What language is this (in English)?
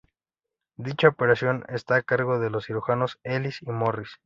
Spanish